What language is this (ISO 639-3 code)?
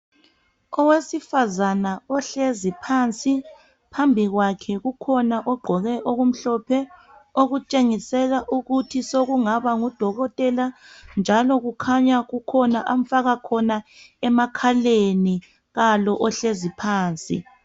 nde